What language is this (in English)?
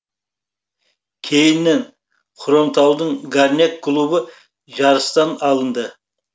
Kazakh